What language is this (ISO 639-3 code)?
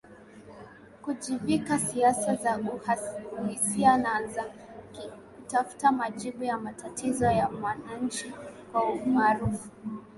swa